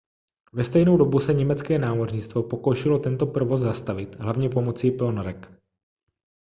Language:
Czech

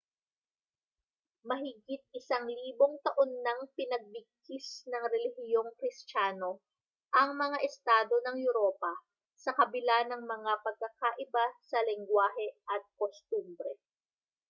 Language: Filipino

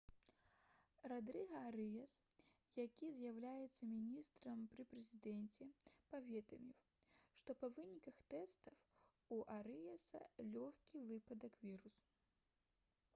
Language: Belarusian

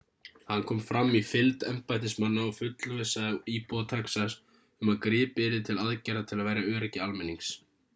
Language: Icelandic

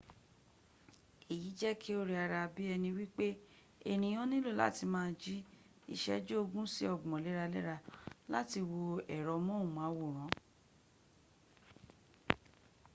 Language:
Yoruba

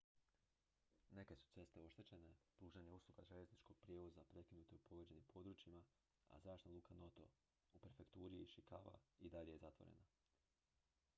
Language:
Croatian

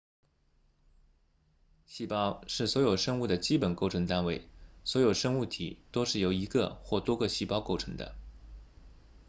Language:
Chinese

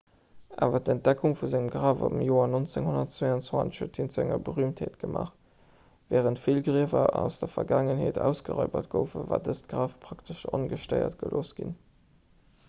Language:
Luxembourgish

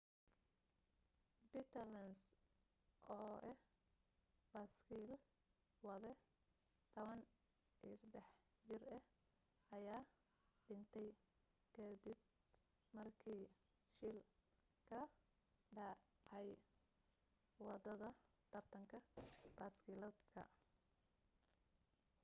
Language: Somali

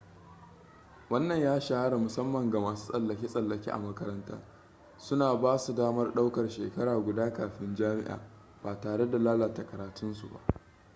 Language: Hausa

